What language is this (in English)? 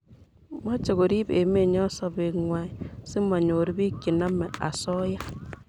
Kalenjin